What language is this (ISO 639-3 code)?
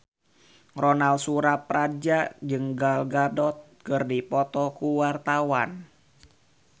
sun